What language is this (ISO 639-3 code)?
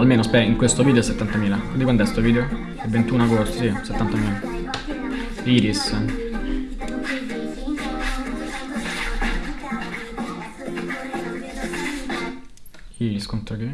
ita